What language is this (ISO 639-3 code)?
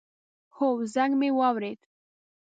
pus